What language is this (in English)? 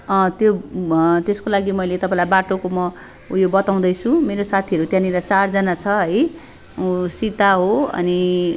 Nepali